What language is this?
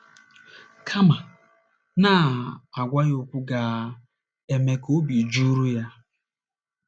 Igbo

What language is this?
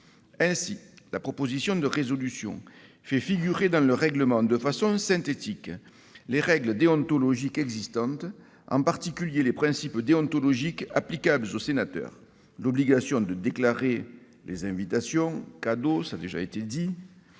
French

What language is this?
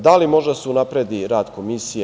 Serbian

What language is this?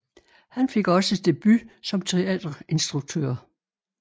Danish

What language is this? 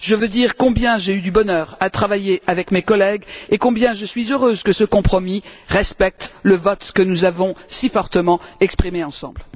French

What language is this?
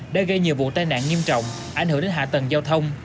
Vietnamese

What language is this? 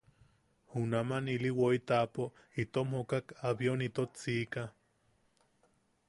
Yaqui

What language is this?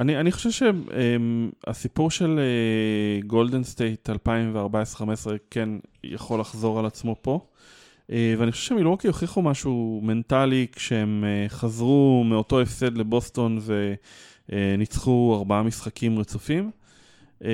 Hebrew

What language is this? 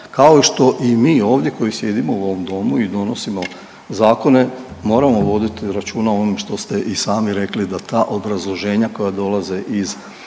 Croatian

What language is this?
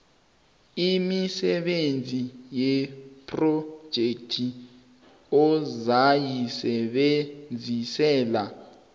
South Ndebele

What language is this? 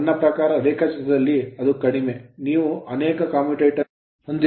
Kannada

